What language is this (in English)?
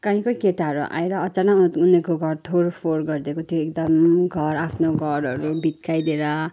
Nepali